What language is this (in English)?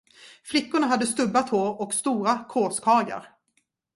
Swedish